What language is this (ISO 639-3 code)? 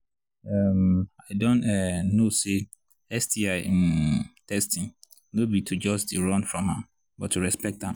pcm